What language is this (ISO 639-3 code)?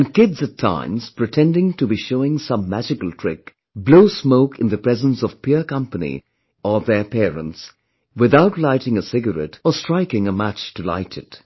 eng